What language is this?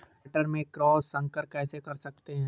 Hindi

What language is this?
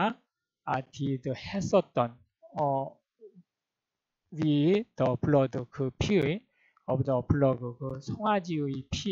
Korean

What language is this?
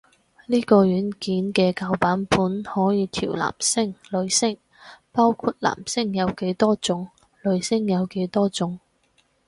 Cantonese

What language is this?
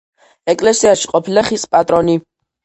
Georgian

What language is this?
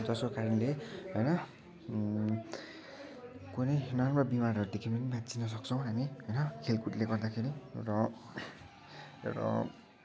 Nepali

